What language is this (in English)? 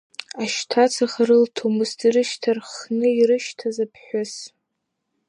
Abkhazian